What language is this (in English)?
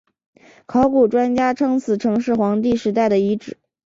Chinese